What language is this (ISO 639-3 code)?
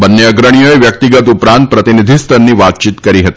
guj